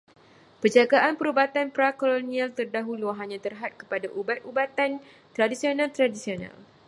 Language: Malay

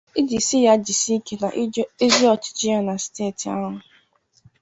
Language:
Igbo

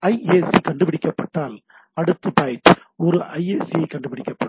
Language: Tamil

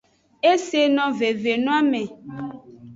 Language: Aja (Benin)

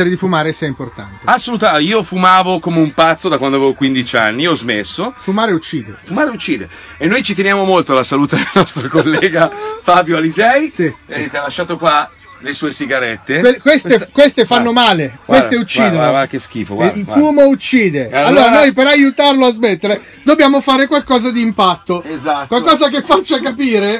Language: Italian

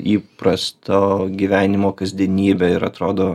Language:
Lithuanian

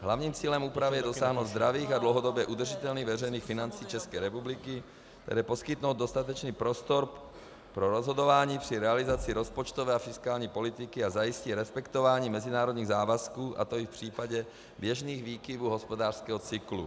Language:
Czech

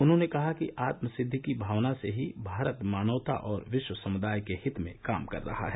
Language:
Hindi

